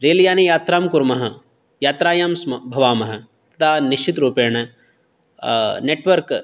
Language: Sanskrit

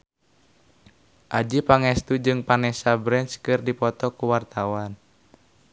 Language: Sundanese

